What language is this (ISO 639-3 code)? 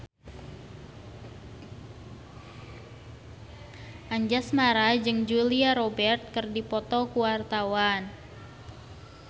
sun